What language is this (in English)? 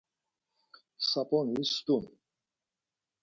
Laz